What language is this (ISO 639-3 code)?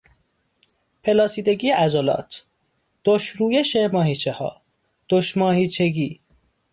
fas